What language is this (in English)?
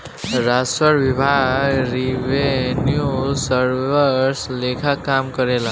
Bhojpuri